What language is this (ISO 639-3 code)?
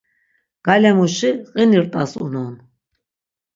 lzz